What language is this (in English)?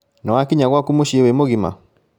Kikuyu